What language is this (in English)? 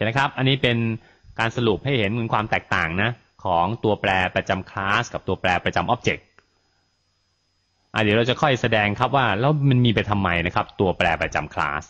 Thai